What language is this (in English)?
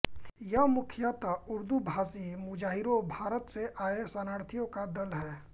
Hindi